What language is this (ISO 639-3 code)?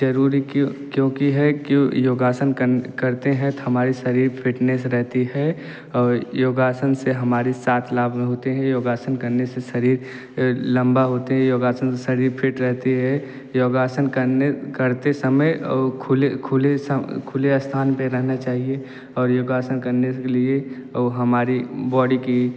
hin